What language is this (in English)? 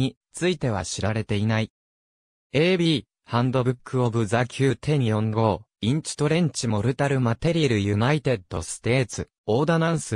Japanese